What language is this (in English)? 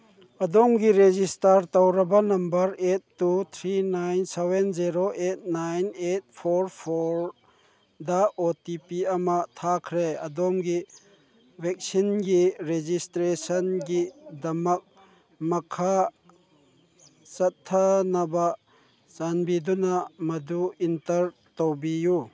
Manipuri